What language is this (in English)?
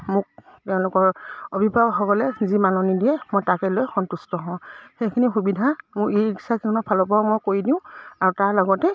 Assamese